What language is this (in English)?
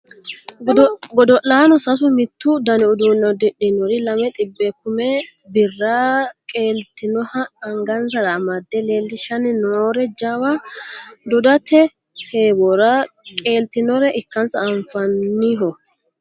Sidamo